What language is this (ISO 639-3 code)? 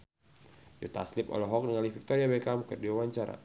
sun